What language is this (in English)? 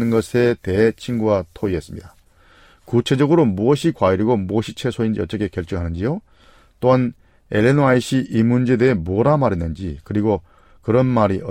Korean